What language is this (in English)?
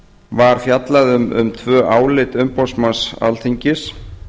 Icelandic